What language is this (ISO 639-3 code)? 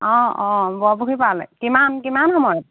asm